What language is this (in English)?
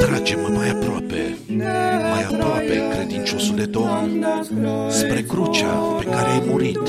Romanian